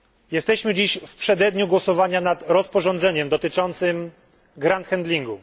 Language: Polish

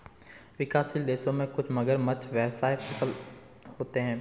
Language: Hindi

